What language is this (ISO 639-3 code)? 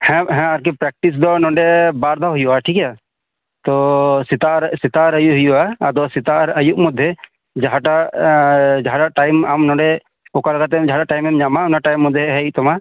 sat